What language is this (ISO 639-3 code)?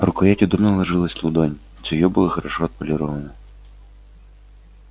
rus